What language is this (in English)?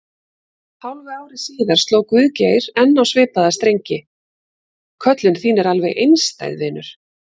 Icelandic